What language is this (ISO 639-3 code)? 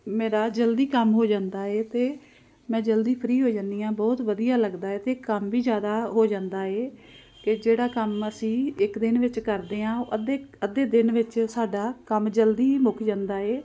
pan